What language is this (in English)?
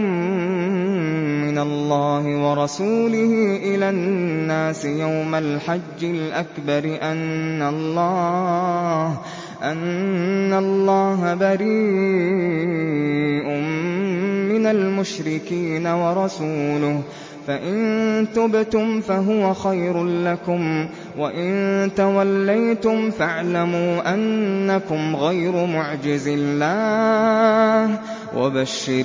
Arabic